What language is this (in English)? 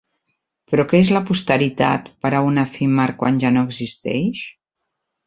Catalan